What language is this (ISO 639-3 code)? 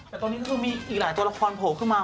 tha